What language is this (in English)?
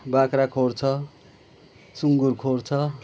Nepali